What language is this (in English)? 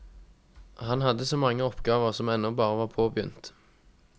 Norwegian